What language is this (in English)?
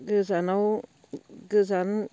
Bodo